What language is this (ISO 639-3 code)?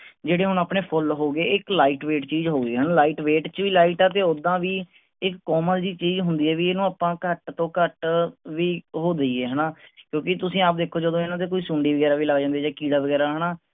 pan